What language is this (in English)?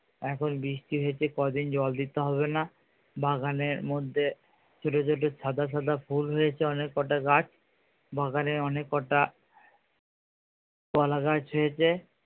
Bangla